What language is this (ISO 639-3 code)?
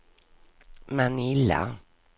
swe